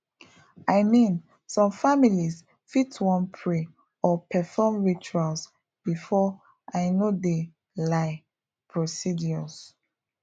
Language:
Nigerian Pidgin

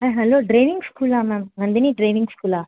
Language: Tamil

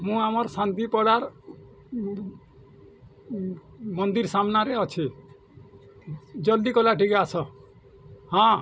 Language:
Odia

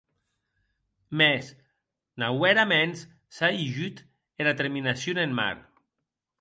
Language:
Occitan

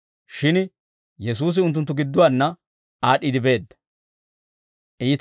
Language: Dawro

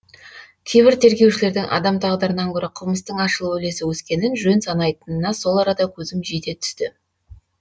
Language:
Kazakh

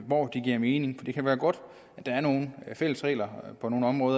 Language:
Danish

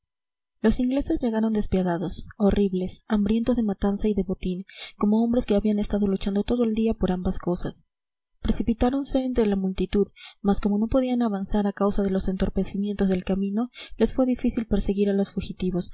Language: Spanish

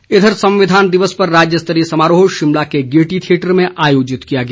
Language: Hindi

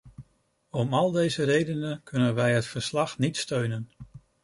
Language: Dutch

